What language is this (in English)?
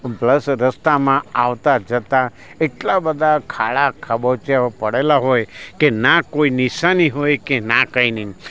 Gujarati